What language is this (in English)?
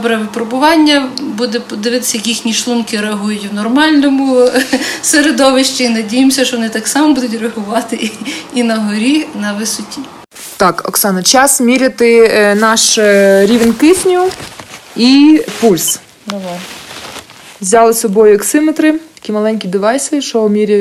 Ukrainian